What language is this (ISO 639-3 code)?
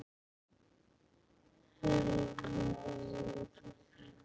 isl